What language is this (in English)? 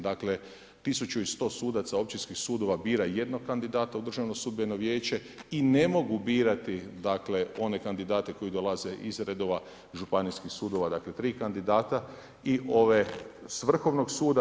Croatian